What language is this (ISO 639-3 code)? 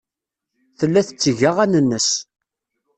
kab